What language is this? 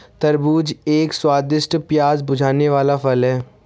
Hindi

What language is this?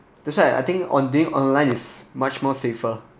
English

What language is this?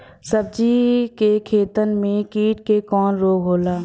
Bhojpuri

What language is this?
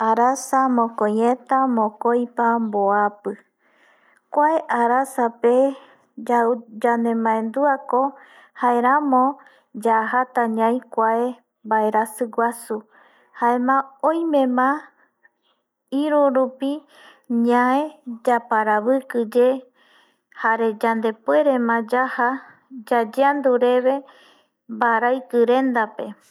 Eastern Bolivian Guaraní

